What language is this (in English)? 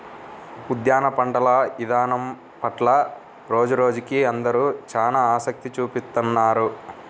Telugu